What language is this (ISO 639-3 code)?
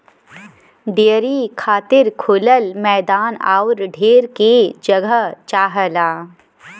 bho